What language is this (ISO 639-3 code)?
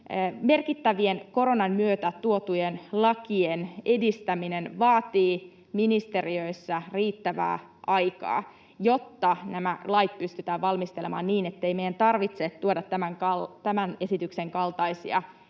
fin